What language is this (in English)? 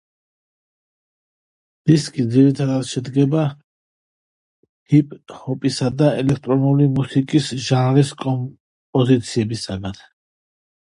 Georgian